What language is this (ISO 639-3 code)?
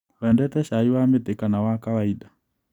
kik